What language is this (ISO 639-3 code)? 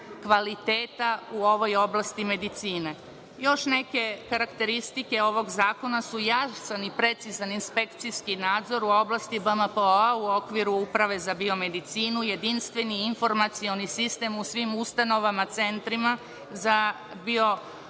srp